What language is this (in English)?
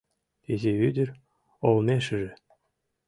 Mari